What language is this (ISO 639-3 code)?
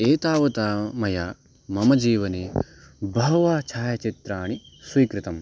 san